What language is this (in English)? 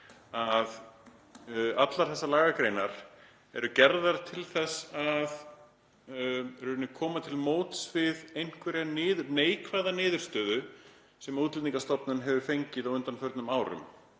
Icelandic